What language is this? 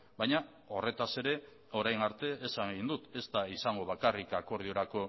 Basque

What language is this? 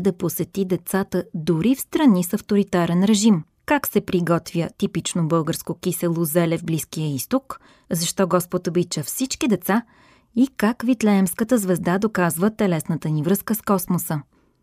Bulgarian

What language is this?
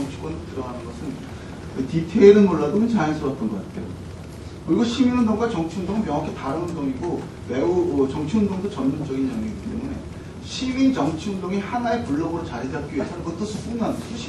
Korean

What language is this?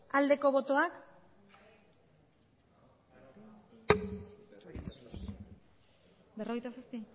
Basque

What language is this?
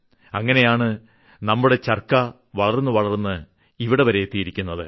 Malayalam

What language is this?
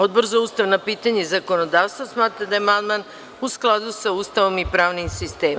Serbian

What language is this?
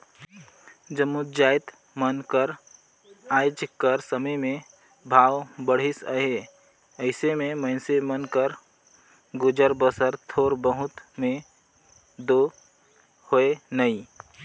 Chhattisgarhi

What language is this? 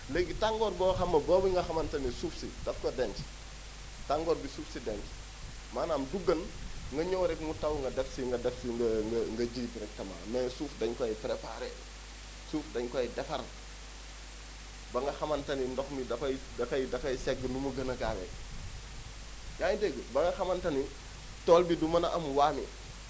Wolof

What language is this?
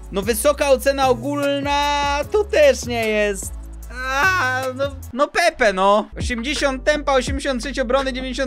Polish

